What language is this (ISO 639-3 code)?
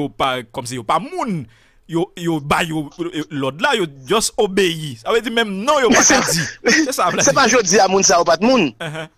fra